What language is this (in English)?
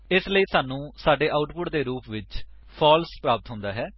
Punjabi